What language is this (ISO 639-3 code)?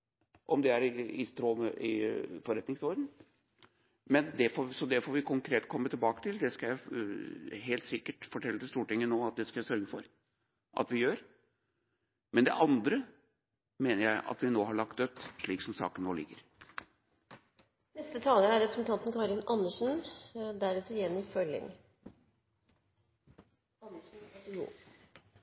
nob